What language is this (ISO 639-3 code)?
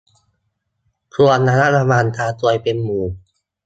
tha